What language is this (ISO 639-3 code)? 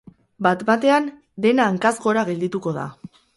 eus